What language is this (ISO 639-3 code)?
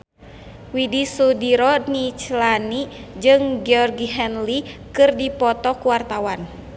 sun